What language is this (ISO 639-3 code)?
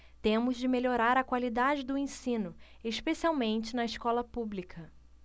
por